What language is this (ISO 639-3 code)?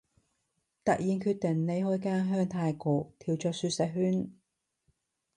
yue